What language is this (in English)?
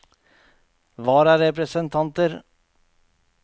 Norwegian